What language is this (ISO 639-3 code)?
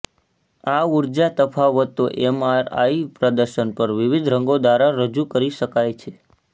guj